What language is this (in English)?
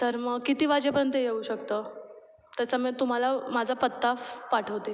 Marathi